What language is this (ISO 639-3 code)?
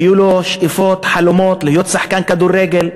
heb